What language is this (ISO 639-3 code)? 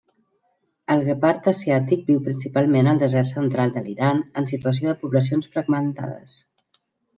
cat